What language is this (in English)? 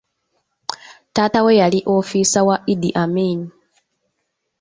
Ganda